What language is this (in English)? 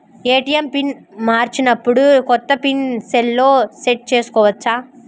Telugu